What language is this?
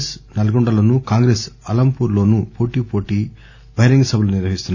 Telugu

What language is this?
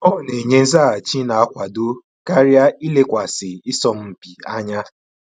Igbo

